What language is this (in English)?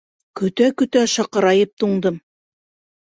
Bashkir